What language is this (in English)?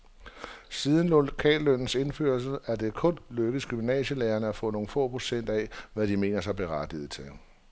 Danish